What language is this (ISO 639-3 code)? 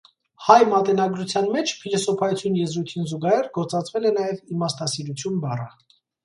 hye